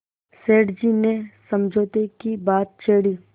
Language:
Hindi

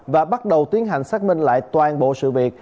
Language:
Vietnamese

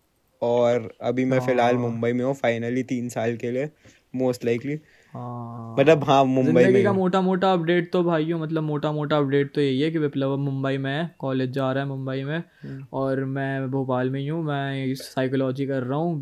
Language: Hindi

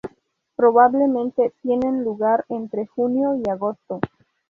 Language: Spanish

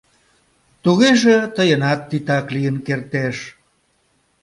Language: Mari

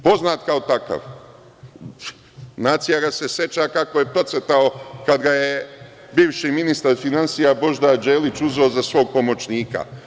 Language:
Serbian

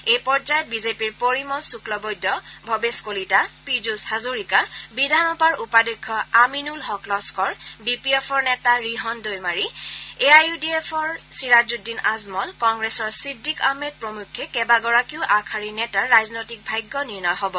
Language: Assamese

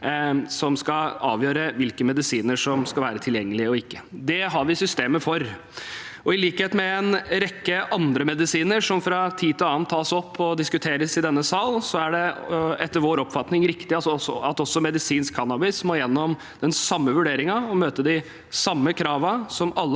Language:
Norwegian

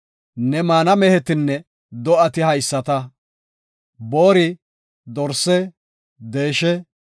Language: Gofa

